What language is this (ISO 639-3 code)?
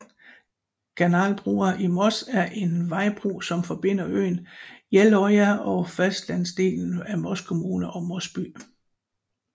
dan